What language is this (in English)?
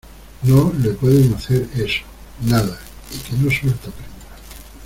Spanish